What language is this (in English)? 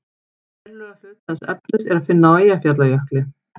Icelandic